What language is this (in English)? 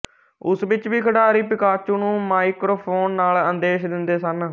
Punjabi